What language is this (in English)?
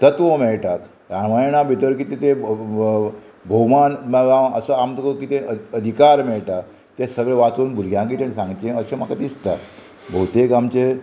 Konkani